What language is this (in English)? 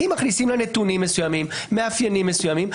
Hebrew